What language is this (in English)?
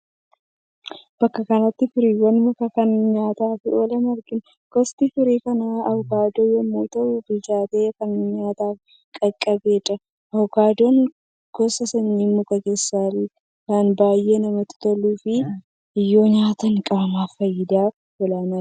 Oromo